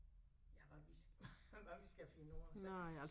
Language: Danish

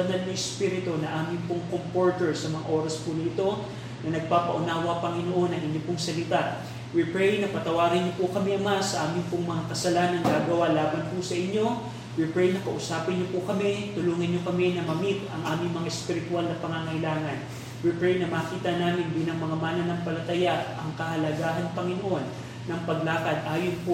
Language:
Filipino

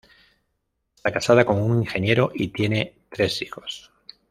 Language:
Spanish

